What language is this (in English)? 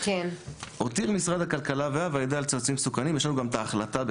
Hebrew